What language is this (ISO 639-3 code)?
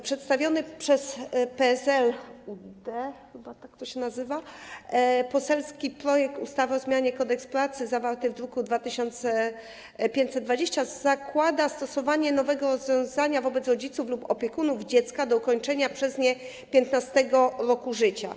pol